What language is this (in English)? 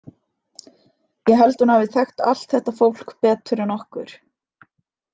Icelandic